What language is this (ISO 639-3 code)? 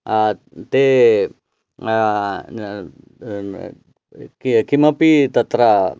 san